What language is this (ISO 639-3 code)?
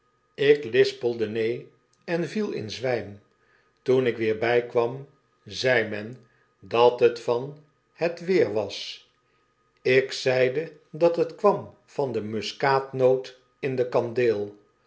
nld